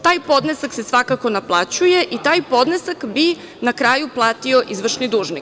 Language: Serbian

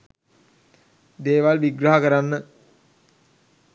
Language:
Sinhala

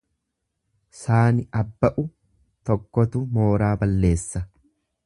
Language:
Oromo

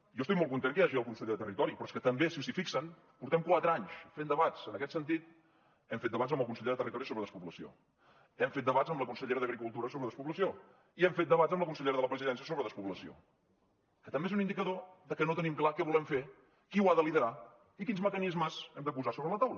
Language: Catalan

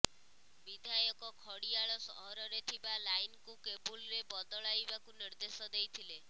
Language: Odia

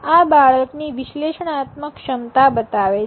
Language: Gujarati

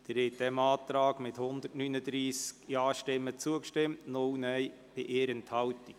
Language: Swiss German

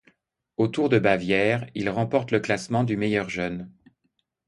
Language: French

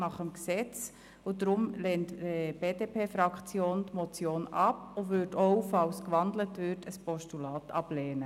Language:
Swiss German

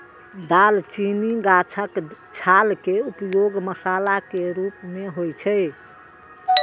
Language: Maithili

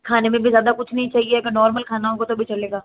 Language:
Hindi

